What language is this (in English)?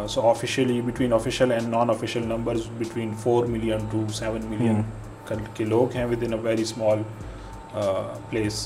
Urdu